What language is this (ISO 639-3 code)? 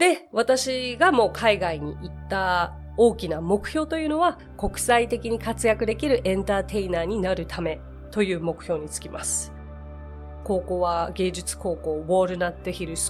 jpn